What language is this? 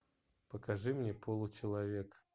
Russian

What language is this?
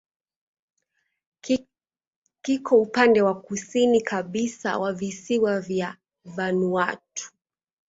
Swahili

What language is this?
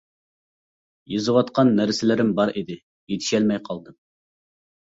Uyghur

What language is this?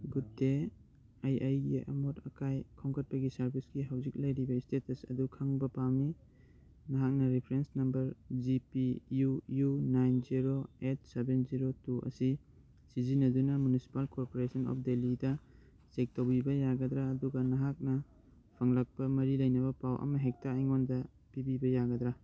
Manipuri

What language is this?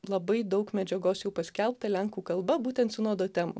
Lithuanian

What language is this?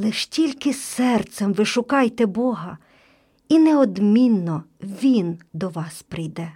Ukrainian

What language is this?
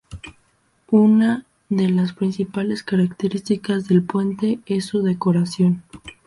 Spanish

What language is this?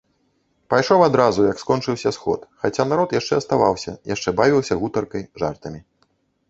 Belarusian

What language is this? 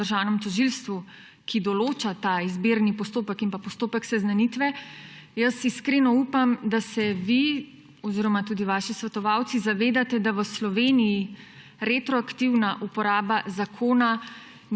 Slovenian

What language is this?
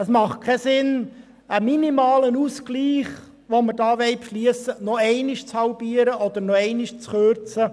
Swiss German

